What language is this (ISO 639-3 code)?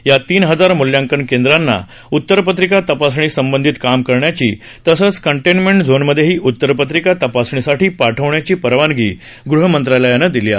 mar